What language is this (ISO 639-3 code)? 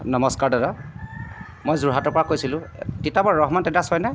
asm